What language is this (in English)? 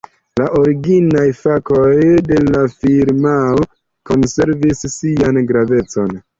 Esperanto